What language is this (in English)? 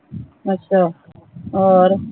Punjabi